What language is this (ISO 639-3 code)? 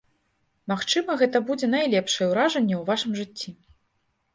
bel